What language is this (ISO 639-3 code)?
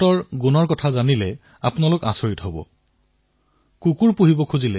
asm